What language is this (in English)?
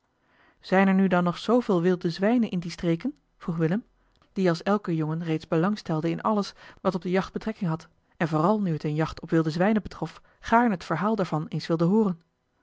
Dutch